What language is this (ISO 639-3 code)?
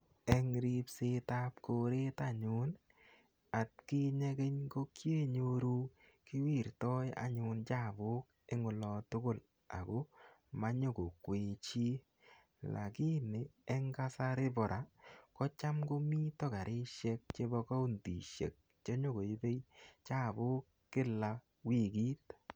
kln